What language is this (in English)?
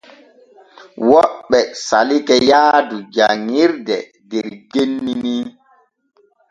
Borgu Fulfulde